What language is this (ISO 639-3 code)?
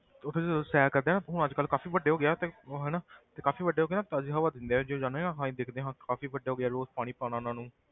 pan